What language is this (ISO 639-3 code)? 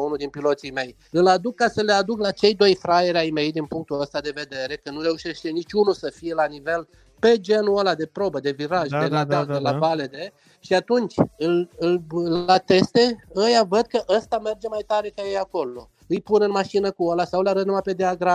ron